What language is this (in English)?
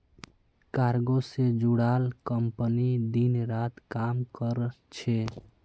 Magahi